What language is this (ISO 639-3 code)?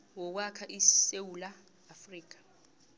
nbl